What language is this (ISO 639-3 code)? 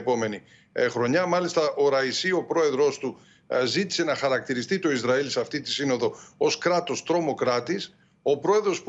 ell